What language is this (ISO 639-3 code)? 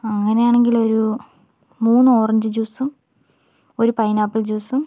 mal